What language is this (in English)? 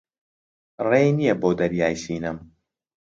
Central Kurdish